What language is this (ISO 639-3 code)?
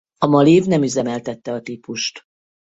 hun